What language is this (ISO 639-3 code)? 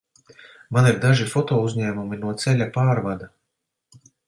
lav